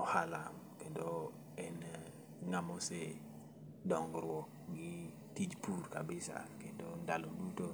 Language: Luo (Kenya and Tanzania)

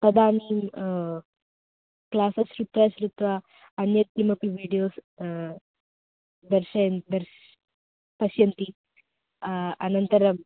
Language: Sanskrit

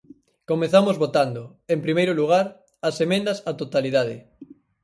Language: Galician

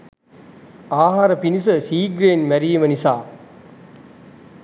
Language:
Sinhala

